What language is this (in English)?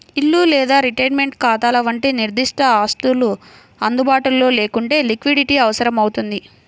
Telugu